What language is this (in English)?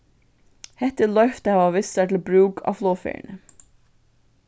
Faroese